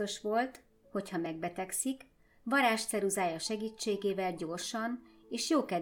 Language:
Hungarian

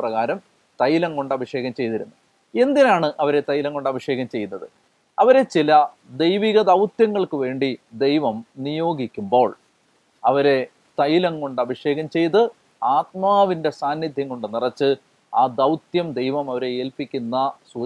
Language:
Malayalam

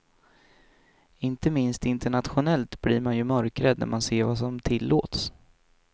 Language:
Swedish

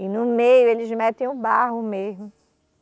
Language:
Portuguese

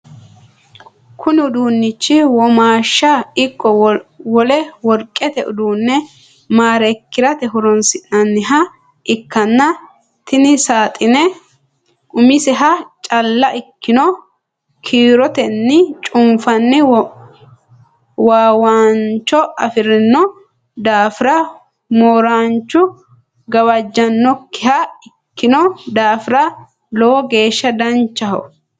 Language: Sidamo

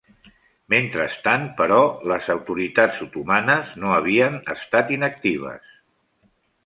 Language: Catalan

